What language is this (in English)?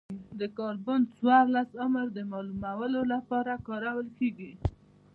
Pashto